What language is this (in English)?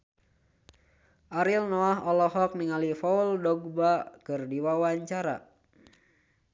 Sundanese